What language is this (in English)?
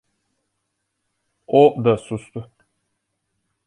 Turkish